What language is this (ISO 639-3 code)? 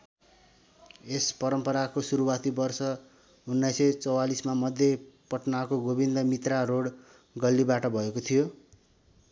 nep